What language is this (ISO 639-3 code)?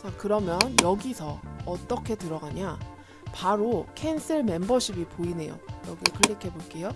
kor